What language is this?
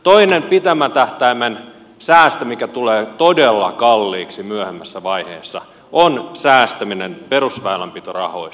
Finnish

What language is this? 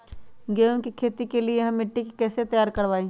Magahi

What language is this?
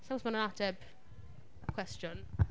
Welsh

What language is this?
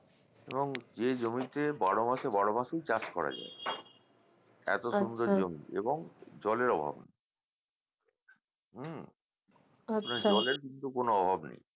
Bangla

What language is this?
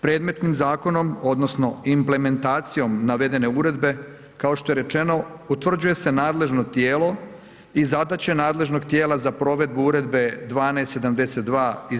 Croatian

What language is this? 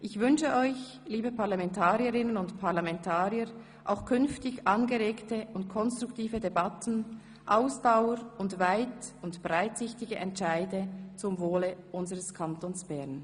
Swiss German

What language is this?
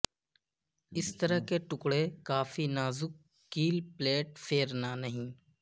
Urdu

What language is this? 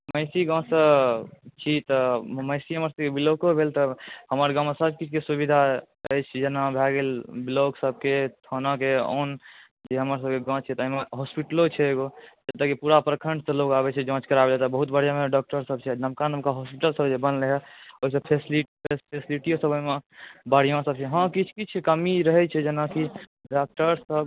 Maithili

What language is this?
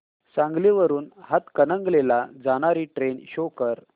Marathi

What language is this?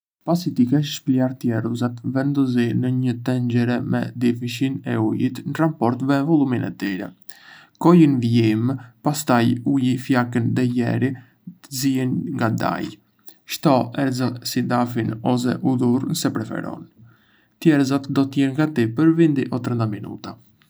Arbëreshë Albanian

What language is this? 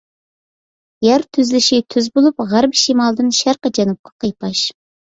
Uyghur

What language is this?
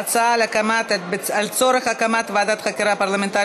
Hebrew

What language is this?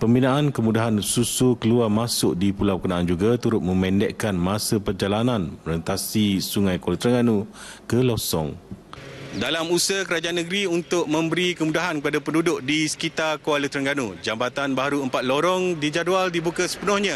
Malay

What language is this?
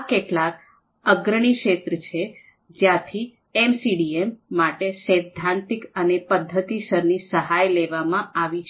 Gujarati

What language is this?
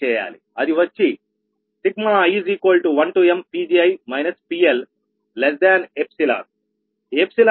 Telugu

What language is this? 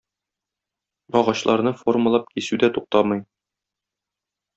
Tatar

